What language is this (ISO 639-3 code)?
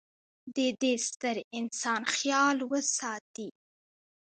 pus